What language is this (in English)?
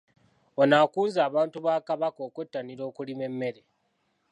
Ganda